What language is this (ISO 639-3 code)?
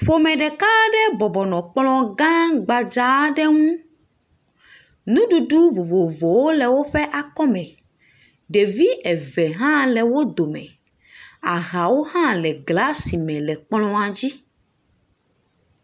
ewe